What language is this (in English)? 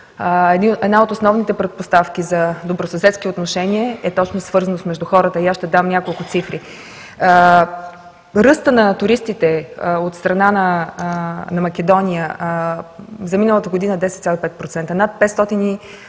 Bulgarian